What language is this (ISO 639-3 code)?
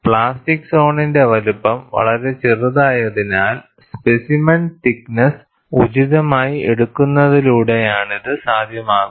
mal